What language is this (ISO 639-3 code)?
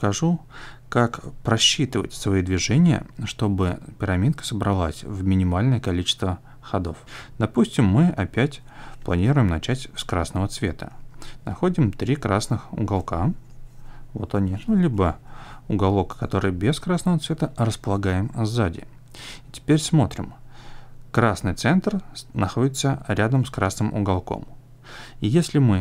rus